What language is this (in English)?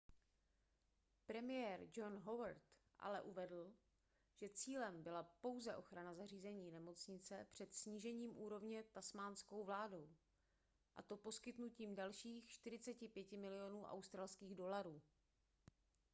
Czech